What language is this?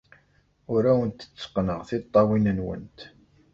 Kabyle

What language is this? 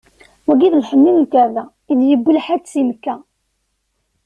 Kabyle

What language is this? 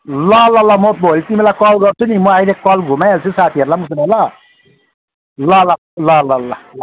Nepali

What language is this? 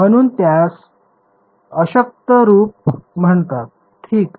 Marathi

